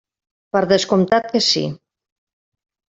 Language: Catalan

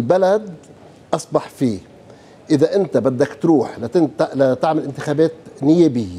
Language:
Arabic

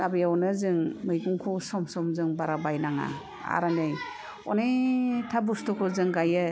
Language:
Bodo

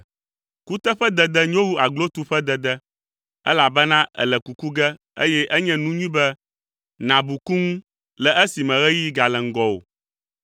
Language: Ewe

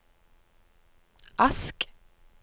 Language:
Norwegian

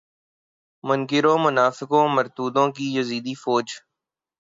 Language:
Urdu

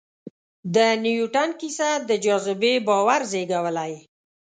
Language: Pashto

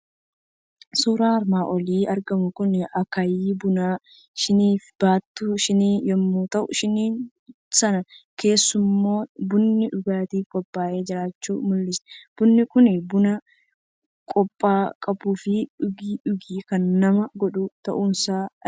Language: Oromo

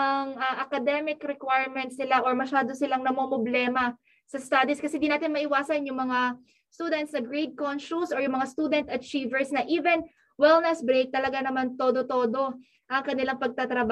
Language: Filipino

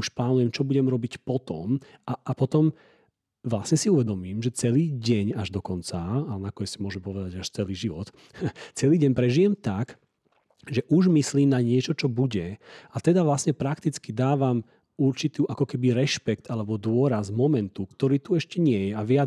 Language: Slovak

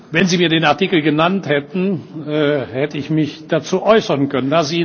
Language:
German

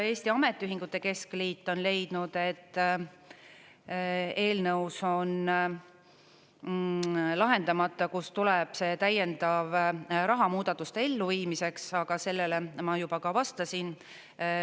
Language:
Estonian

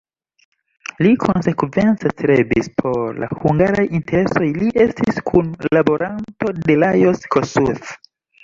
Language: Esperanto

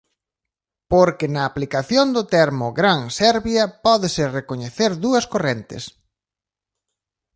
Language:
Galician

